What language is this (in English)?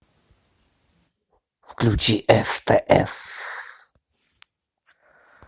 Russian